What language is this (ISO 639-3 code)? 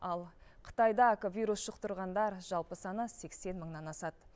kaz